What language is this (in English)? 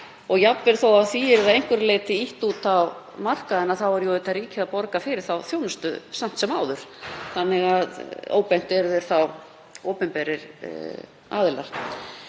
Icelandic